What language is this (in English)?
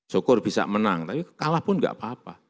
Indonesian